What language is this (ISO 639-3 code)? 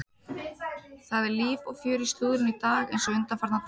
isl